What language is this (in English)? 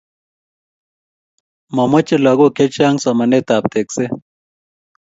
Kalenjin